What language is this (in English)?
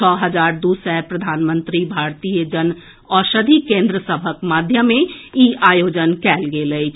Maithili